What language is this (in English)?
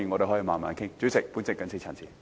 Cantonese